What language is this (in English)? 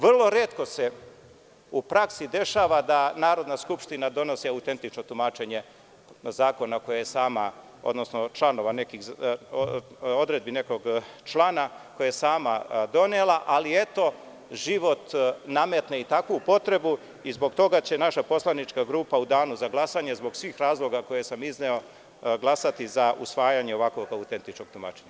Serbian